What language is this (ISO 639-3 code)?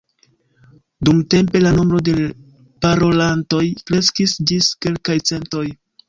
epo